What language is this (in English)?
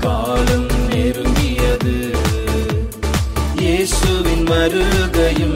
Urdu